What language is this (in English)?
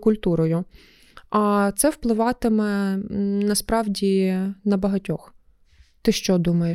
Ukrainian